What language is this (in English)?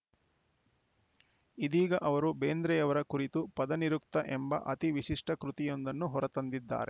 Kannada